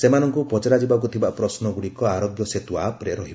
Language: Odia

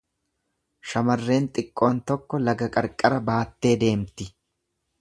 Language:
Oromo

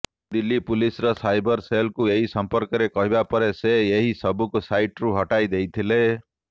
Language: Odia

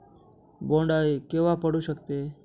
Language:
Marathi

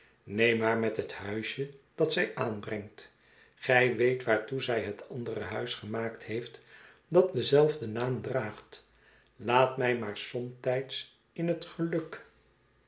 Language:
Dutch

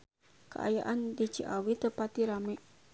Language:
Sundanese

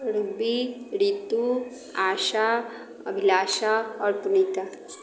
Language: Maithili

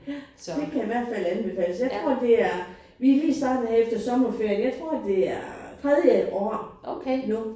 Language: Danish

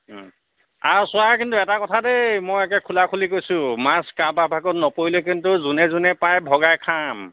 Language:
Assamese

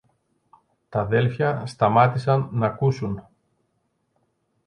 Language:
Greek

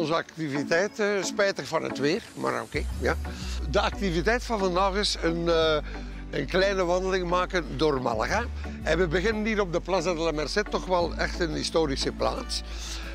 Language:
Dutch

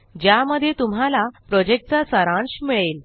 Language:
Marathi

